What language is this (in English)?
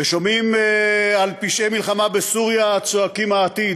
Hebrew